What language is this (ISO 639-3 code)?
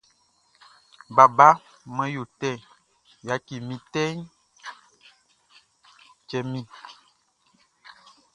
bci